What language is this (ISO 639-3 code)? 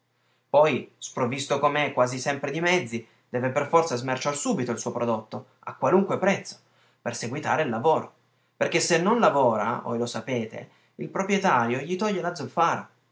ita